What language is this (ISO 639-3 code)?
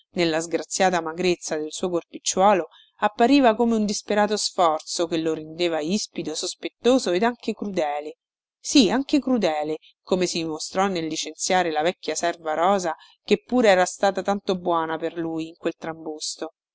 ita